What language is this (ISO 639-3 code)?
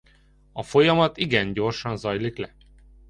hun